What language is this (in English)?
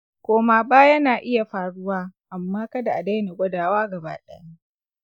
Hausa